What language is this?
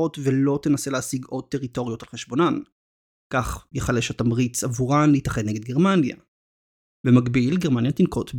Hebrew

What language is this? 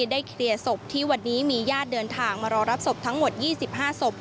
Thai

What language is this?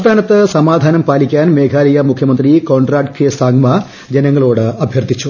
Malayalam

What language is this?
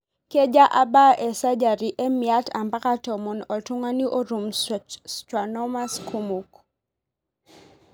Masai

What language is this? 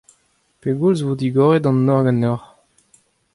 Breton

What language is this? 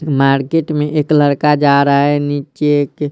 Hindi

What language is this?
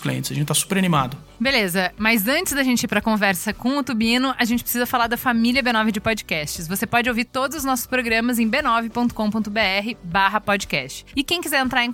Portuguese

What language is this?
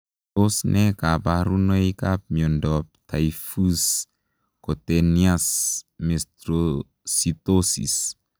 Kalenjin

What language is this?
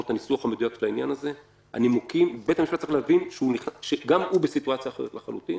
Hebrew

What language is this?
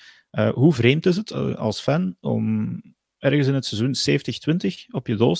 Dutch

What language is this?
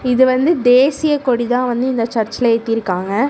Tamil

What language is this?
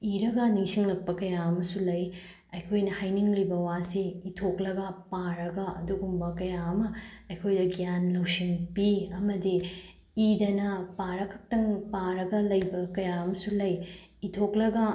Manipuri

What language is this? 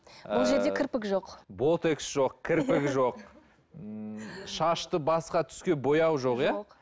Kazakh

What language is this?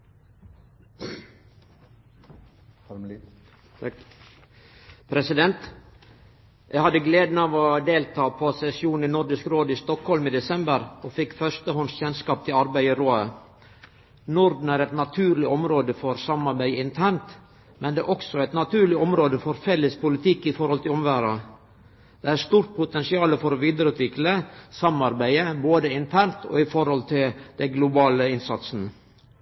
Norwegian Nynorsk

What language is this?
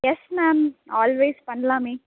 Tamil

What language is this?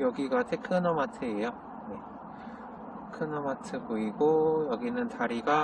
Korean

